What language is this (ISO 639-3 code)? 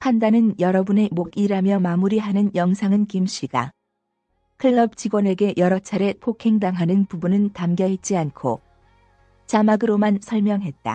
kor